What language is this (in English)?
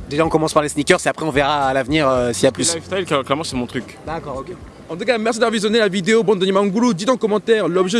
French